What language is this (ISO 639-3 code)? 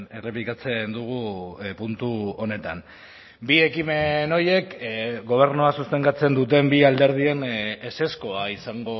eus